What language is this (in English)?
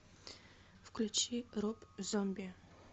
Russian